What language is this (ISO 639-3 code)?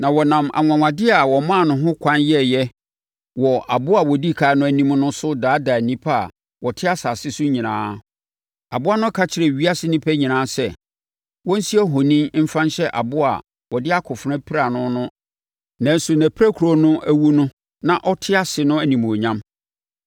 aka